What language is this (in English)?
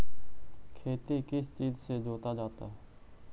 Magahi